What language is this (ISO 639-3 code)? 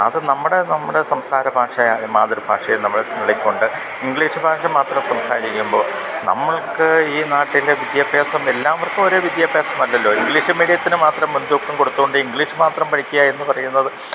mal